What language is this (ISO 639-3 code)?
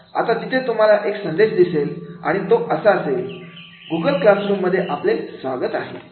mar